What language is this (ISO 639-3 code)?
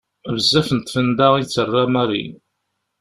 kab